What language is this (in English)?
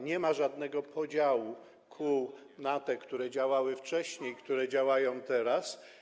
Polish